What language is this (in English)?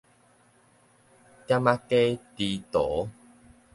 Min Nan Chinese